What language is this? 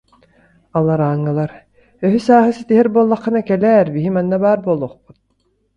Yakut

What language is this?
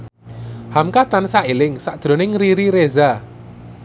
Javanese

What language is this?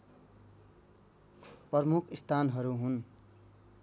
Nepali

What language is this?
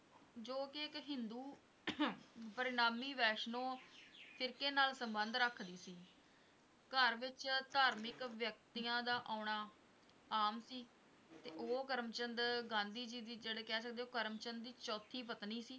Punjabi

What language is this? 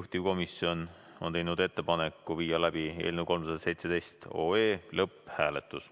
Estonian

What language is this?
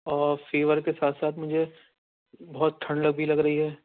Urdu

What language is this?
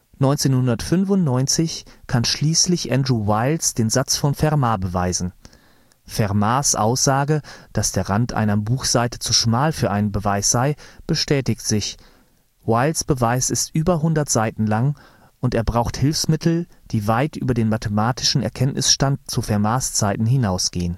German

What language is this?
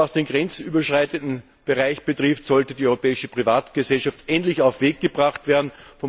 German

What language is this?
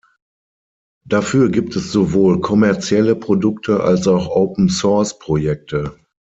German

